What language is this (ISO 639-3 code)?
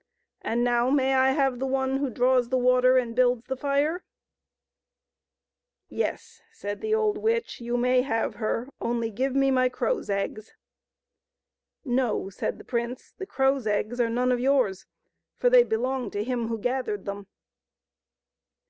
eng